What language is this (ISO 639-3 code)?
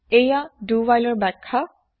asm